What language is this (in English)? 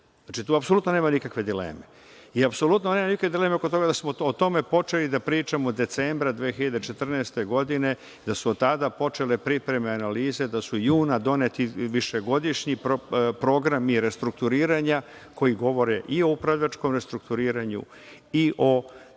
Serbian